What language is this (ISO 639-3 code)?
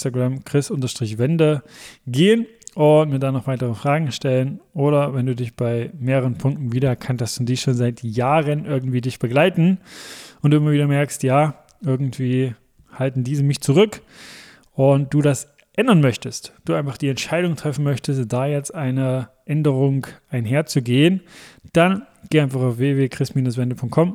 deu